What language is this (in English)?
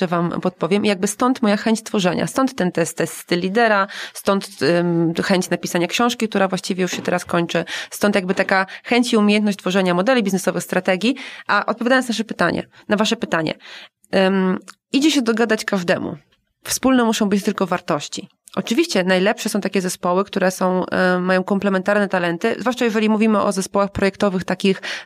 Polish